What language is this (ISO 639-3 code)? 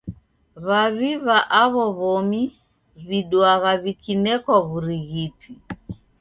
dav